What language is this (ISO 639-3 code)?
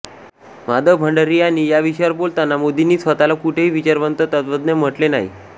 mar